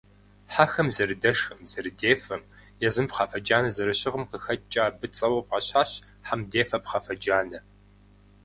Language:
Kabardian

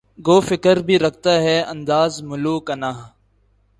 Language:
Urdu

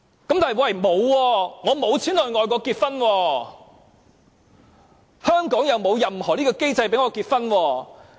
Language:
Cantonese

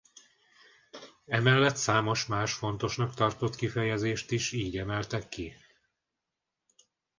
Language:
Hungarian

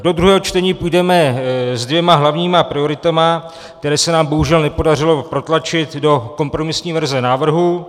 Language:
Czech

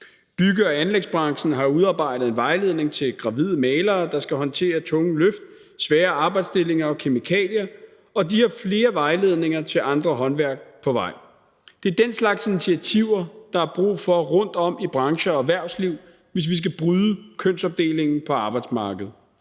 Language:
Danish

